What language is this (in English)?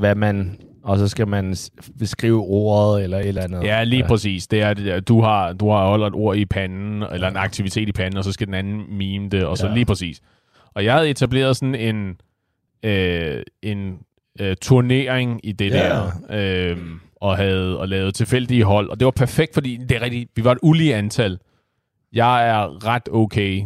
Danish